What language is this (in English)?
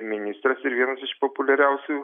Lithuanian